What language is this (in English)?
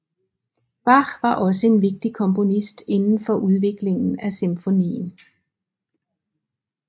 Danish